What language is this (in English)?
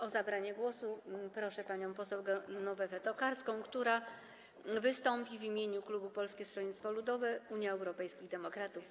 Polish